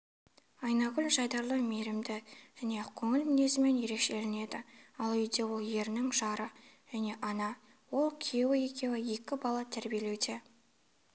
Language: Kazakh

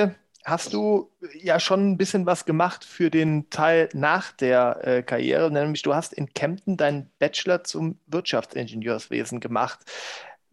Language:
German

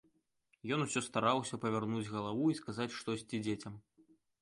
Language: Belarusian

